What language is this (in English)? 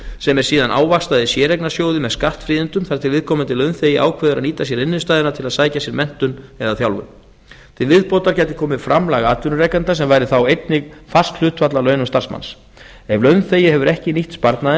Icelandic